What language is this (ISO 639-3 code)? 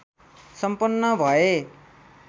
nep